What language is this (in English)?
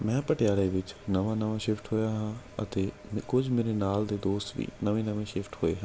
Punjabi